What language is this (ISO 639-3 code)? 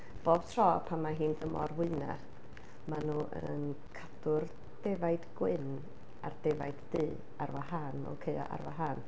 cym